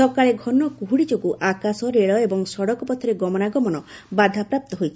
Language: Odia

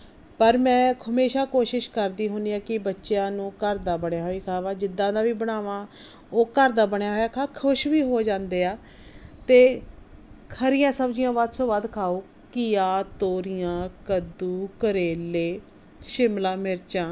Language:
Punjabi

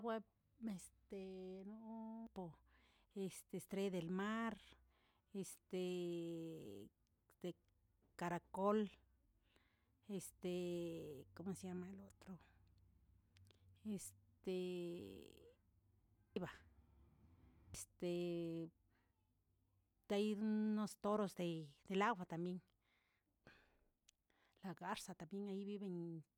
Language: Tilquiapan Zapotec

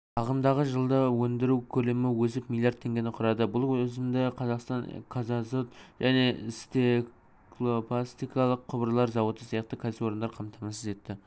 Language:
Kazakh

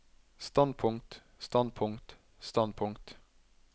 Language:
Norwegian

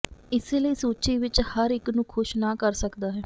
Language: Punjabi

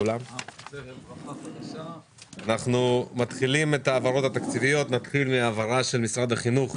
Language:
Hebrew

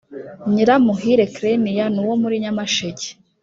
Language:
Kinyarwanda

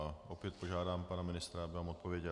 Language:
Czech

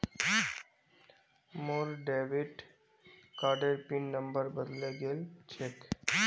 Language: Magahi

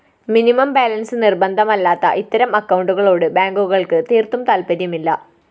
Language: Malayalam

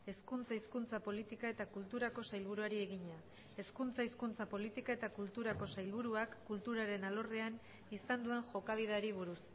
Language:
Basque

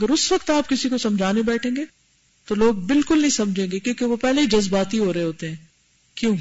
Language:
Urdu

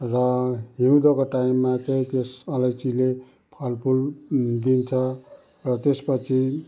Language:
Nepali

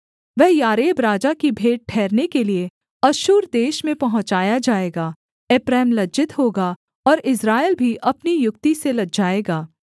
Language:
Hindi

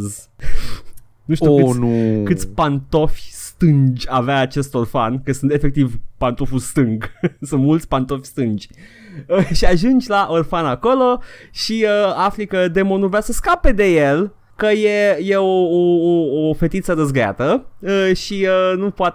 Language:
Romanian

